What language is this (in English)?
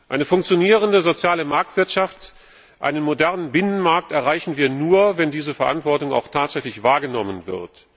German